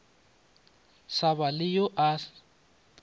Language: Northern Sotho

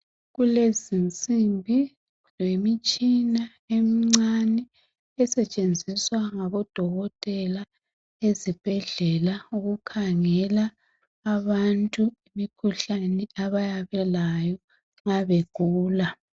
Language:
North Ndebele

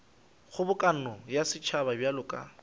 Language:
Northern Sotho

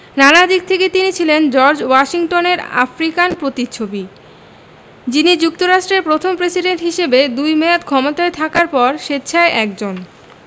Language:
Bangla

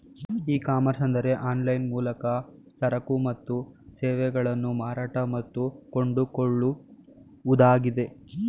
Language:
Kannada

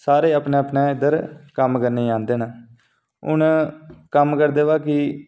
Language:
Dogri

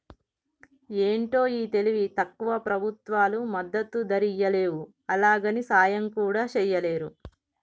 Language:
Telugu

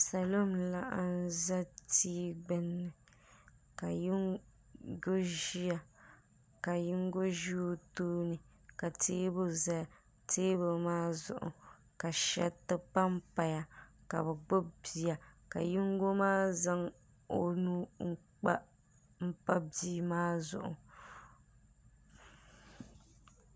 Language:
Dagbani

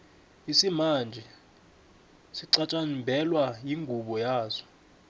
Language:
South Ndebele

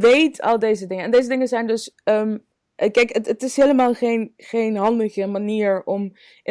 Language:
Dutch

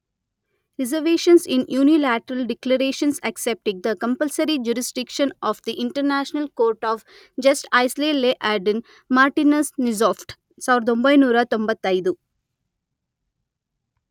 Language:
Kannada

